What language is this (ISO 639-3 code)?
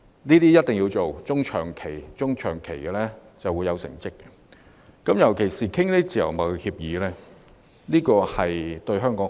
yue